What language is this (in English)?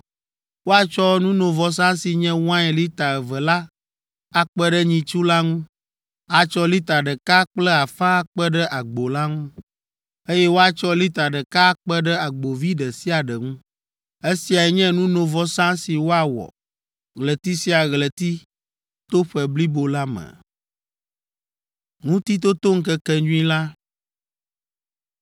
Ewe